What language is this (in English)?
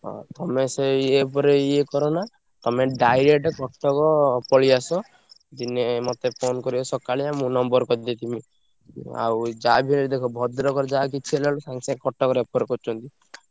Odia